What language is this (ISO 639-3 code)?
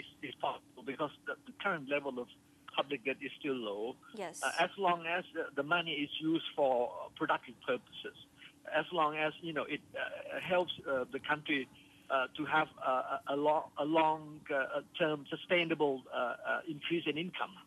eng